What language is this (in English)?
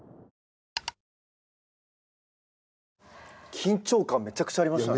Japanese